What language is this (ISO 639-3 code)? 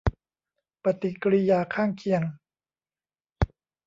tha